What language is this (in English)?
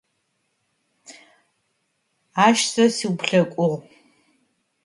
Adyghe